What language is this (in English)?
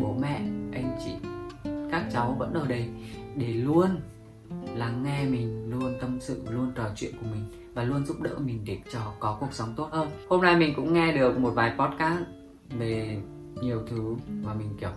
Vietnamese